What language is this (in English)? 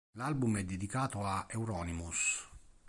Italian